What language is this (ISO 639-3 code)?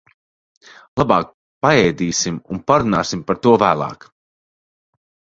lav